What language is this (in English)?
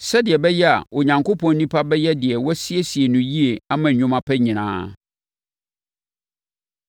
Akan